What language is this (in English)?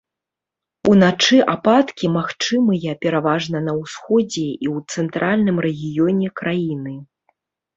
Belarusian